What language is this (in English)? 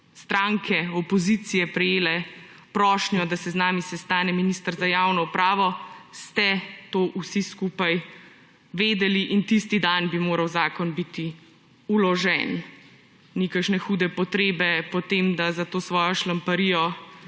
Slovenian